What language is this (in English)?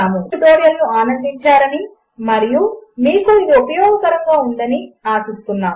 Telugu